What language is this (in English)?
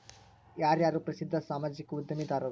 Kannada